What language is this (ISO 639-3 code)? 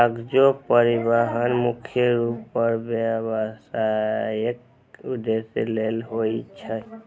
mai